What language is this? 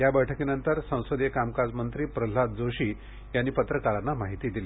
Marathi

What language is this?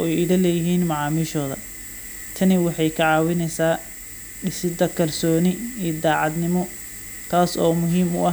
Somali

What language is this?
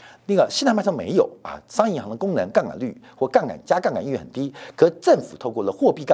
Chinese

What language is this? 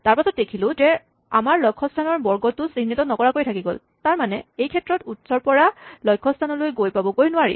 Assamese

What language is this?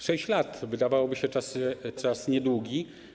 Polish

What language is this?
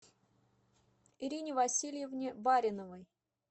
Russian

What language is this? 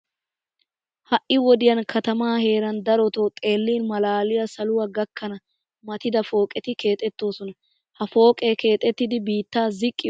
Wolaytta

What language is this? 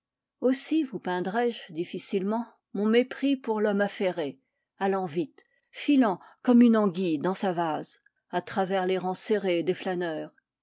French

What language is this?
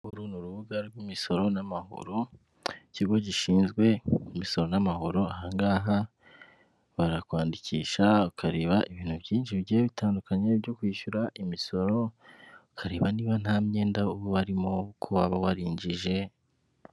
Kinyarwanda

